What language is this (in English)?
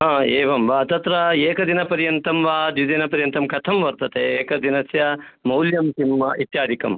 Sanskrit